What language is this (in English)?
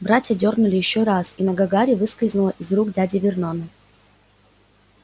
Russian